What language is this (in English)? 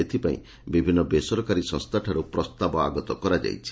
Odia